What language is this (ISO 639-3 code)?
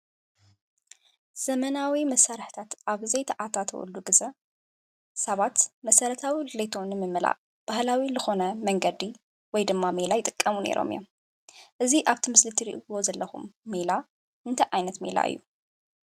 tir